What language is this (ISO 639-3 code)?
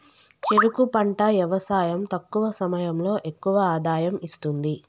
tel